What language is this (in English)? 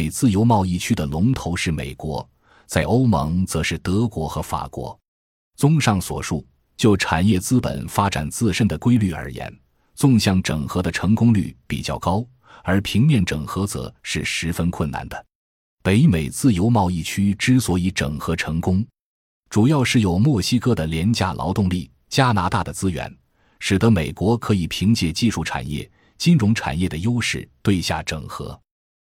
Chinese